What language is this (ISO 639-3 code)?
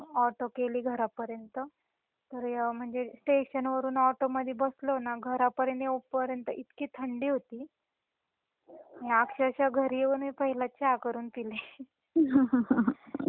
mar